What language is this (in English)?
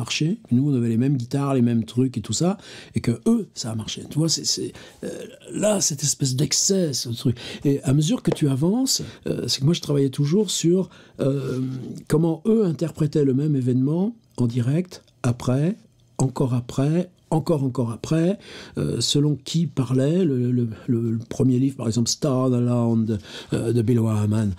French